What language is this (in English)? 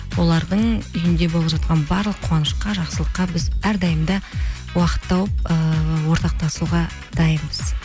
Kazakh